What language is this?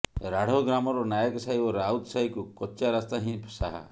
Odia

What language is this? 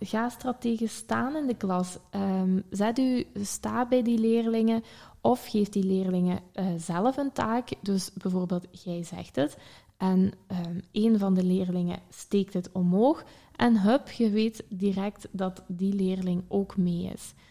Dutch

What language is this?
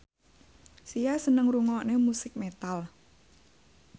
Javanese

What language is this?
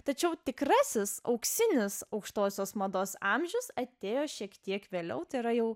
Lithuanian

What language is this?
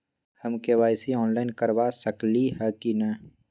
Magahi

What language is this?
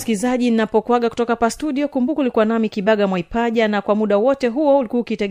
Swahili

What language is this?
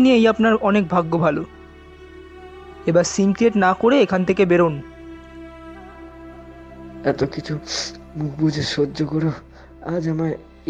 Hindi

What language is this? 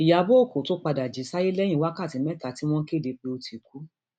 Yoruba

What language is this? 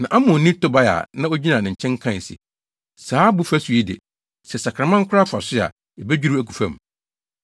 Akan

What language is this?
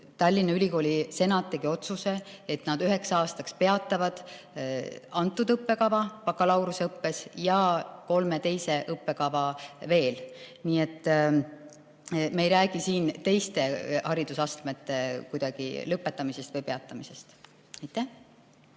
Estonian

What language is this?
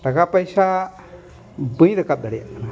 Santali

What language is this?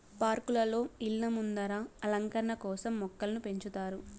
Telugu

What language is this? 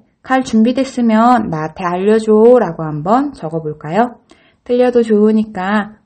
Korean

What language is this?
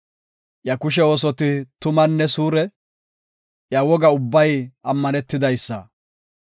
Gofa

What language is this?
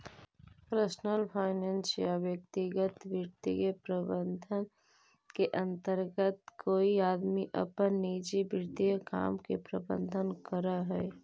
Magahi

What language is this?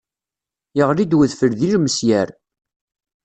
Kabyle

